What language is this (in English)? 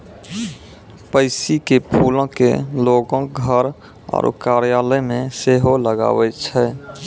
Maithili